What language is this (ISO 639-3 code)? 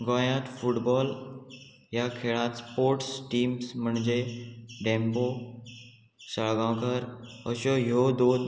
kok